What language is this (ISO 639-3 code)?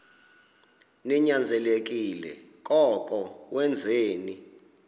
xho